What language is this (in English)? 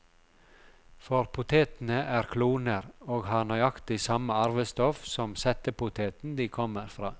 Norwegian